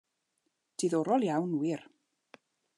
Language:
Welsh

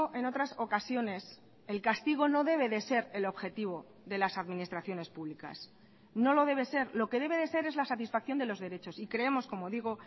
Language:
Spanish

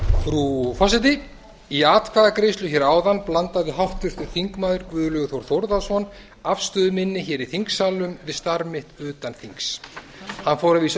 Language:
Icelandic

